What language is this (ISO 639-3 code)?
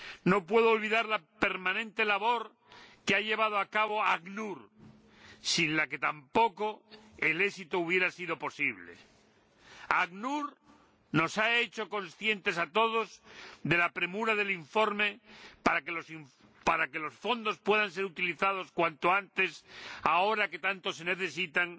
spa